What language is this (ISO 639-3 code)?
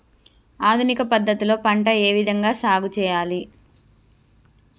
tel